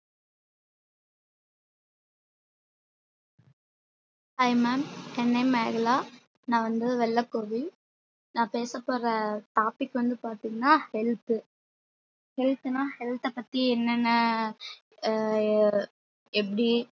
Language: Tamil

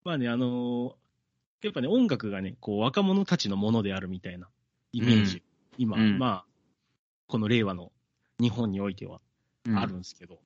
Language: Japanese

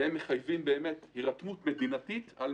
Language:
Hebrew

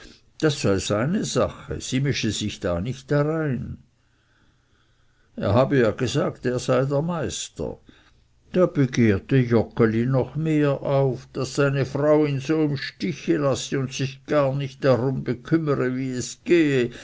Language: German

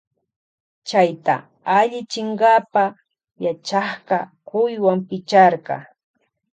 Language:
Loja Highland Quichua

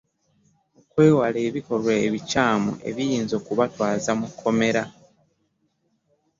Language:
Ganda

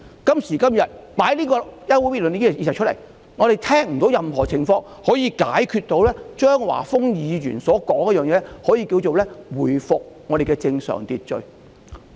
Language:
Cantonese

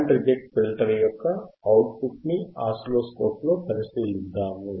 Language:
Telugu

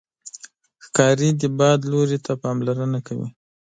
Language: Pashto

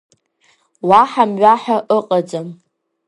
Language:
Abkhazian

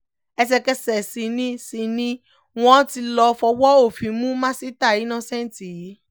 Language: Yoruba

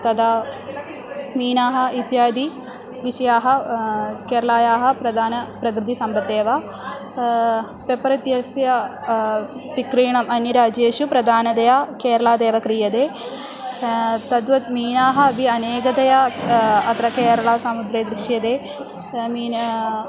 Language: Sanskrit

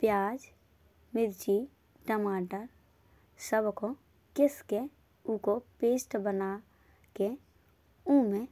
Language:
Bundeli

